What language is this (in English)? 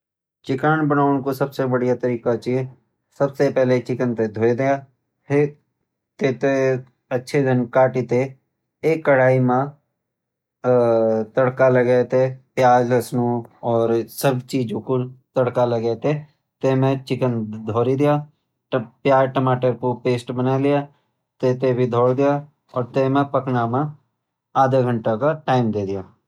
Garhwali